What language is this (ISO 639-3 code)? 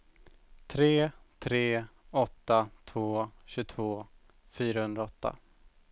swe